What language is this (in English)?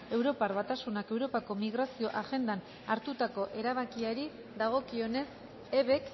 Basque